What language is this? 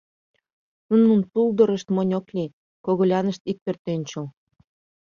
Mari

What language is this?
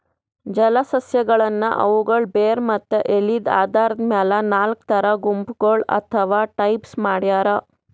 Kannada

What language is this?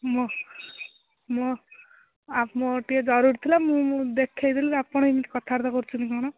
Odia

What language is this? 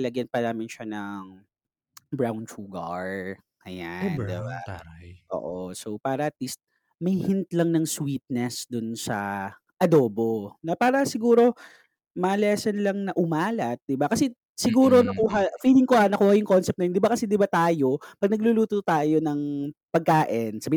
Filipino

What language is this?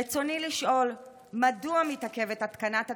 Hebrew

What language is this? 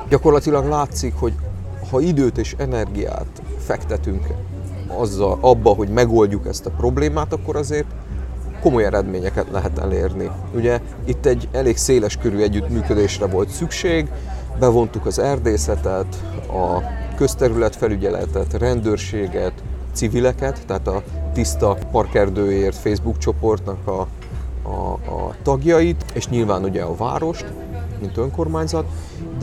Hungarian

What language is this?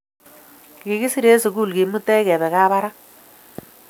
Kalenjin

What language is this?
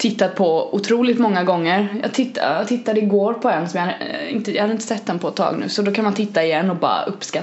Swedish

